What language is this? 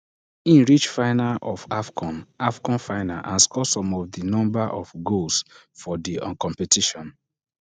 Nigerian Pidgin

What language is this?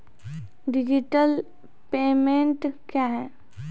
Maithili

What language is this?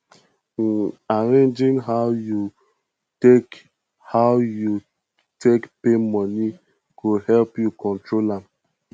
Nigerian Pidgin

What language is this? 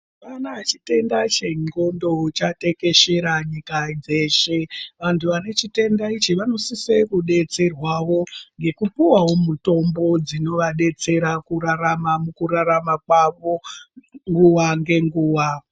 Ndau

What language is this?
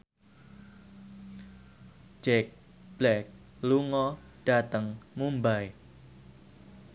Javanese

